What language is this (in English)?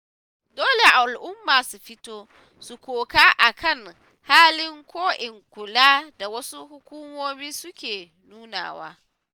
Hausa